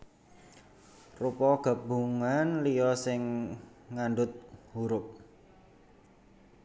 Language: Javanese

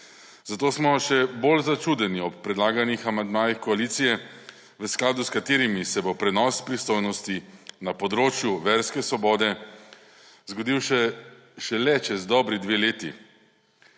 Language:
Slovenian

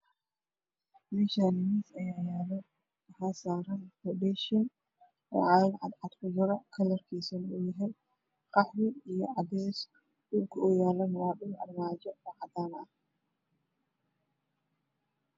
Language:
Somali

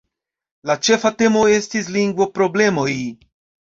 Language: Esperanto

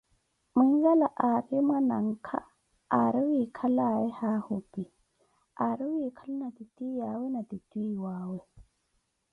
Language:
Koti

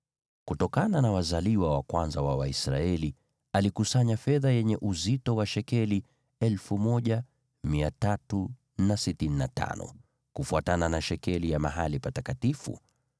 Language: Swahili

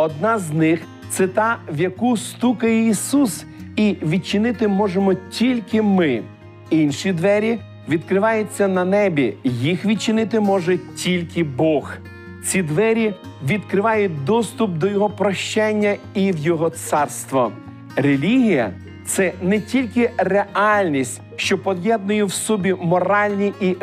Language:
Ukrainian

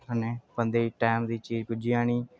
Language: Dogri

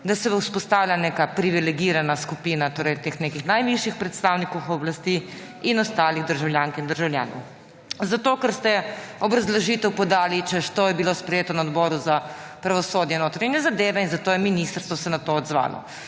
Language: Slovenian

